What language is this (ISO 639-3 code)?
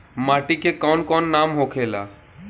bho